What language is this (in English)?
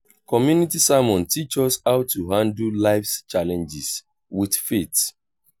Nigerian Pidgin